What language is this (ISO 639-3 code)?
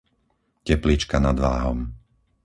slk